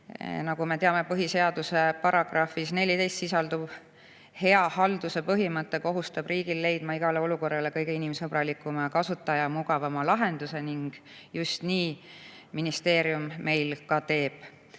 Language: Estonian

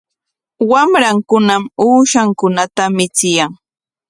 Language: Corongo Ancash Quechua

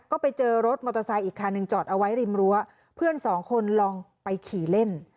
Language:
Thai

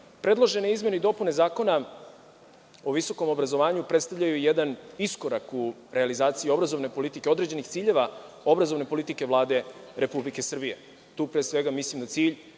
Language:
Serbian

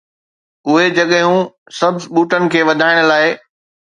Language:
Sindhi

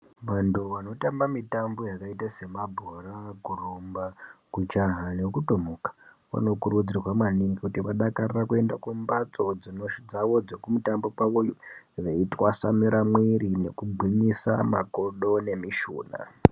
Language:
Ndau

